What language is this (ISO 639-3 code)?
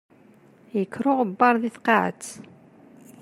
kab